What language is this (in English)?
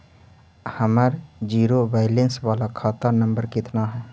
Magahi